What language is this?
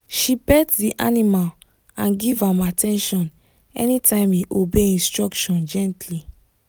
Nigerian Pidgin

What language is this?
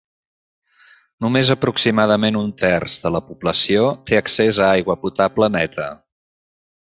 Catalan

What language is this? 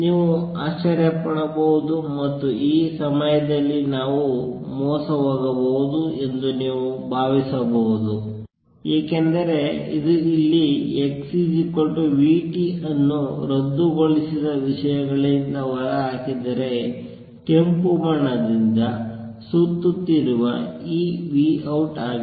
Kannada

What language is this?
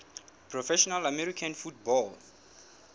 Southern Sotho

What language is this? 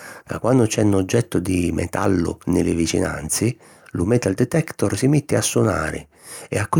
Sicilian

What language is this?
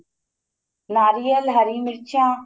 Punjabi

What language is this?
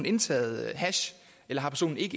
Danish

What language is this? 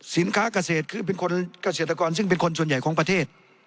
Thai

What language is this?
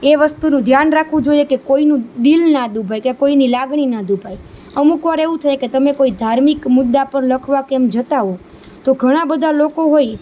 Gujarati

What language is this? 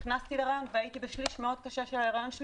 Hebrew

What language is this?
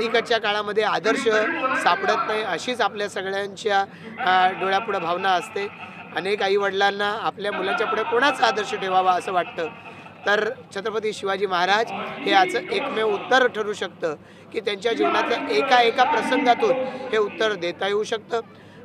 Marathi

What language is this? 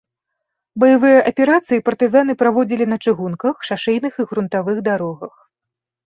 Belarusian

